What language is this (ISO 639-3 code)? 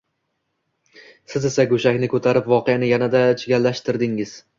uzb